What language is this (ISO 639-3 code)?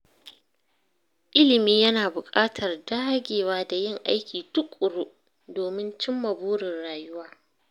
hau